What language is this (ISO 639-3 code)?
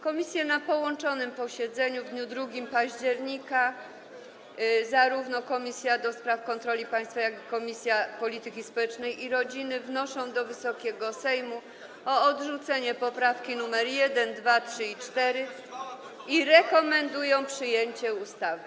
pol